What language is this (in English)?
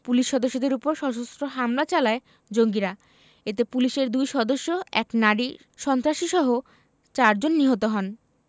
Bangla